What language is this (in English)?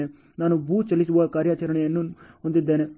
Kannada